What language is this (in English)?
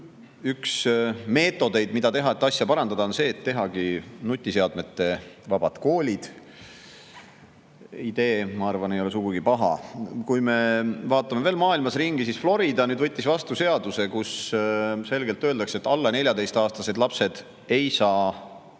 Estonian